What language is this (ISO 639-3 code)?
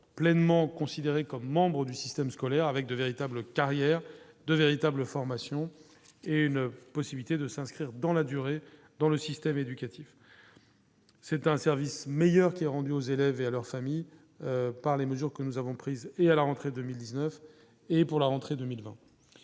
fra